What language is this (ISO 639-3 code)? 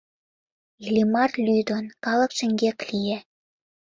chm